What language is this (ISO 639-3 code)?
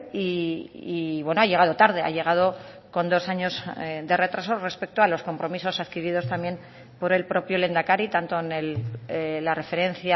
spa